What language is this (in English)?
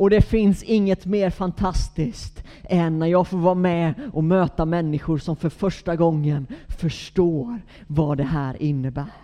Swedish